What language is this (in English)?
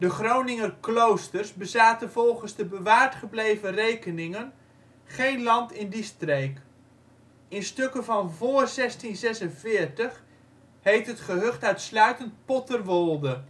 Dutch